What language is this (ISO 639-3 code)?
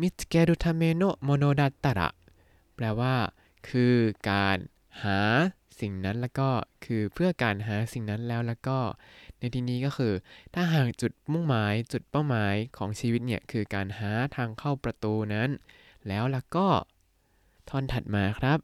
tha